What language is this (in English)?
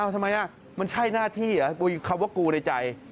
Thai